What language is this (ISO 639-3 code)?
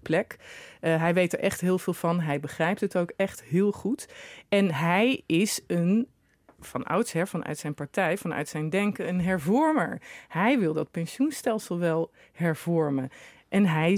nld